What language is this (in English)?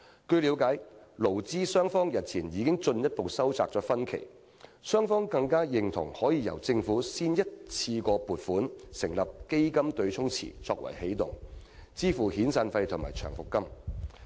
Cantonese